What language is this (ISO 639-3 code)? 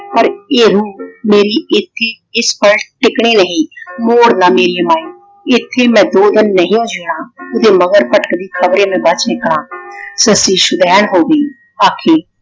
pan